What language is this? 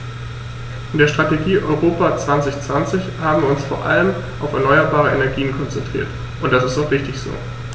German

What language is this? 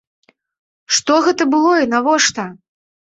Belarusian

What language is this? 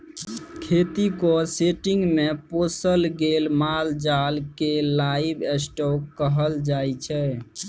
Maithili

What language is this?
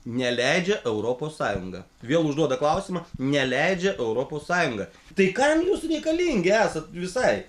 Lithuanian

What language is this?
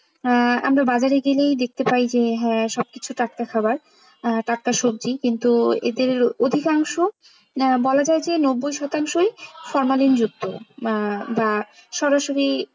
Bangla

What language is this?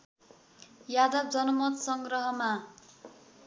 Nepali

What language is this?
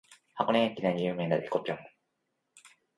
Japanese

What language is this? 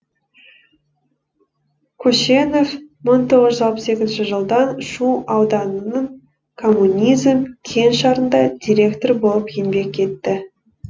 Kazakh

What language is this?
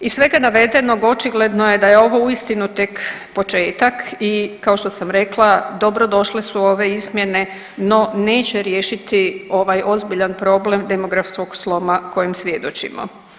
Croatian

